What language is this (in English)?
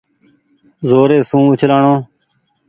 Goaria